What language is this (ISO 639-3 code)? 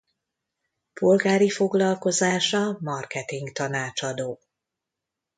hun